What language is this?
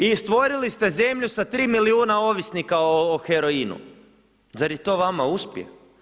Croatian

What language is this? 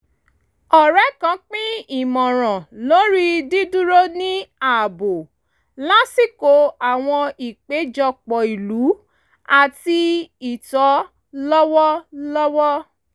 Yoruba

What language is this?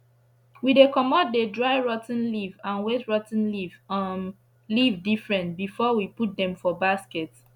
Nigerian Pidgin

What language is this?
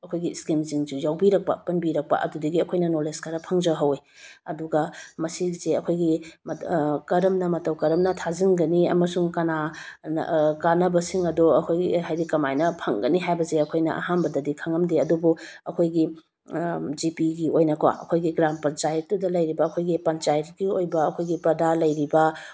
Manipuri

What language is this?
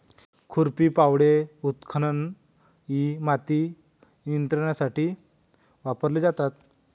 Marathi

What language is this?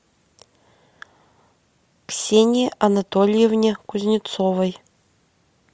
Russian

